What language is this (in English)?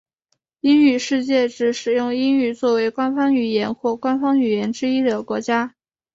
Chinese